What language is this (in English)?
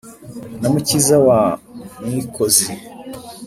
Kinyarwanda